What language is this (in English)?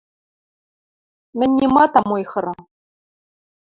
Western Mari